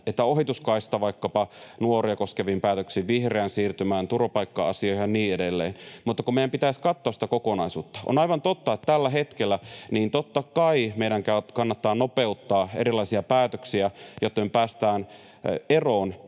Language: Finnish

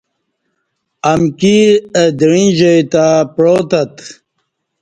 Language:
Kati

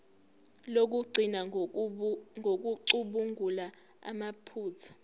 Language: Zulu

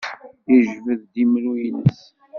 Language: Kabyle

